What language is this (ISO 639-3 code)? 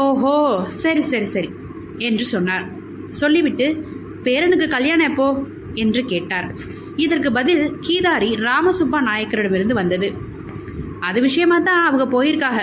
tam